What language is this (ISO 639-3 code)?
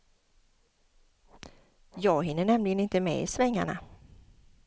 swe